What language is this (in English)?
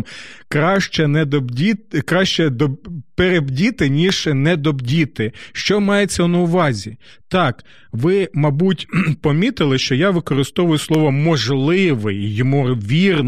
Ukrainian